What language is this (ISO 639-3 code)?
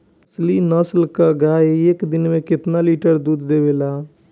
bho